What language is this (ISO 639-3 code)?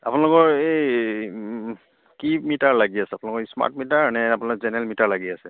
asm